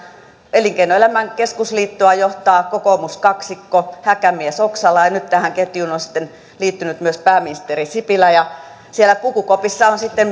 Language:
Finnish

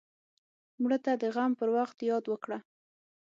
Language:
Pashto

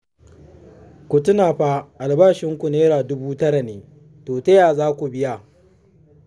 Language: Hausa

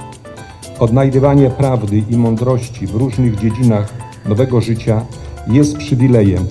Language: Polish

